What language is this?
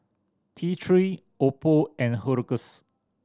English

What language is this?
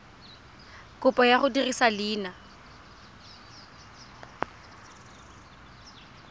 Tswana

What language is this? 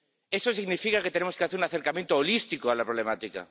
Spanish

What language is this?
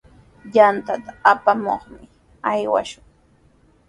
Sihuas Ancash Quechua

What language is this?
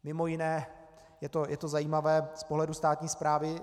Czech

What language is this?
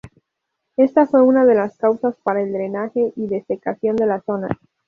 Spanish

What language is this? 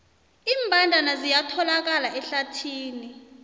South Ndebele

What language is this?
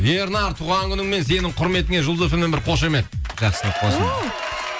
Kazakh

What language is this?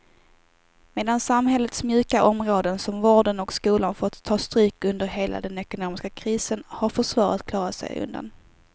Swedish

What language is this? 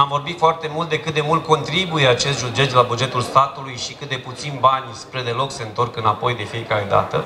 Romanian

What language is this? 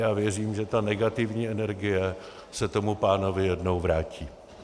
Czech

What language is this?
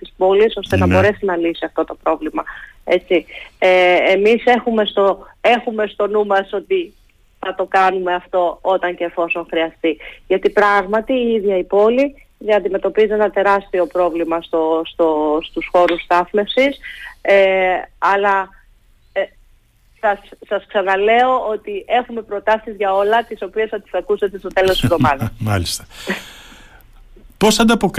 Greek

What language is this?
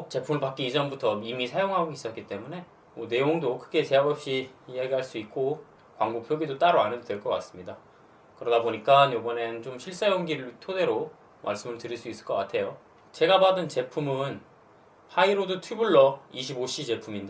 Korean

